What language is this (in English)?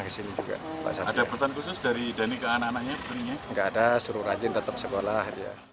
Indonesian